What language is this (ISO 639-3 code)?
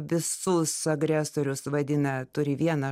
lit